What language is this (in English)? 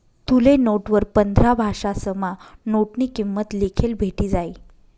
Marathi